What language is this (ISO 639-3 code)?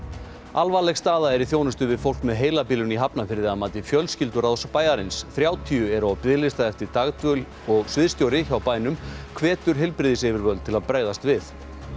isl